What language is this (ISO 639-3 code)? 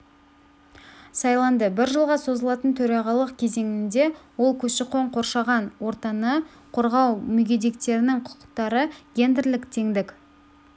kaz